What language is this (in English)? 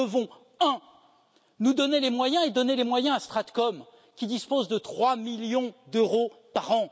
French